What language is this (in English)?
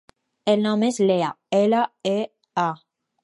Catalan